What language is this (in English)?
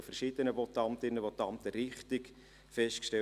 Swiss German